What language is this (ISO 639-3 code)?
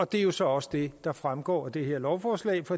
dan